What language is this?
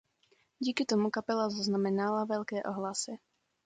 Czech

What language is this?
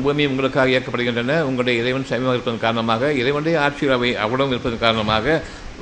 Tamil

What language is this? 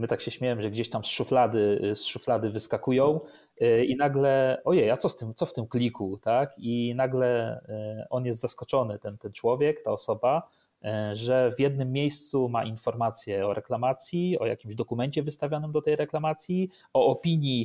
Polish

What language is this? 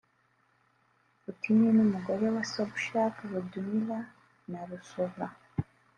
Kinyarwanda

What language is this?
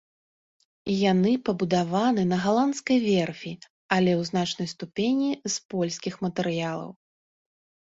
Belarusian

